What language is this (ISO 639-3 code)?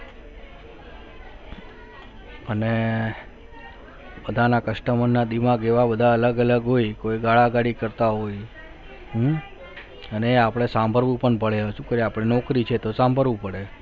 guj